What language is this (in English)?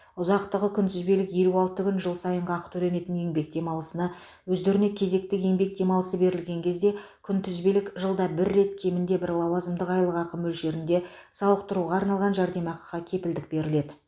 Kazakh